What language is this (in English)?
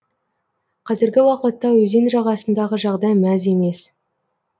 Kazakh